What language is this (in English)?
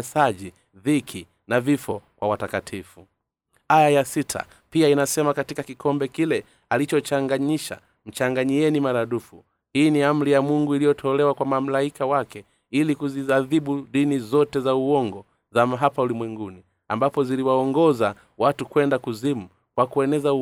Swahili